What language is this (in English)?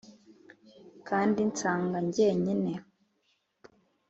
Kinyarwanda